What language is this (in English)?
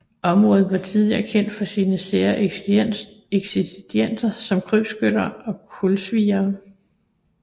Danish